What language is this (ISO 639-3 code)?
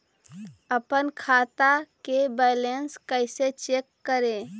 mag